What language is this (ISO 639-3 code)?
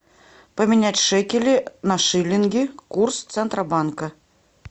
rus